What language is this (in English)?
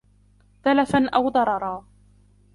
Arabic